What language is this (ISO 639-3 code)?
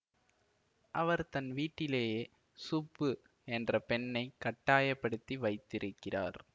tam